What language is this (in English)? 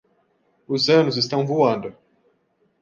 Portuguese